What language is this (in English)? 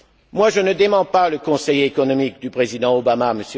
French